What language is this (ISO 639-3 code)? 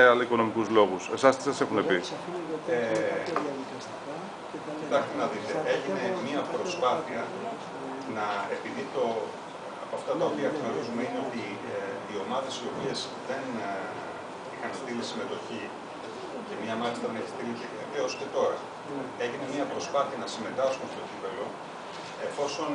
ell